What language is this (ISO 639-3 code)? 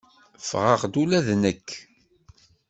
kab